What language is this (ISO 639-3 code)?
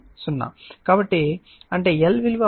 tel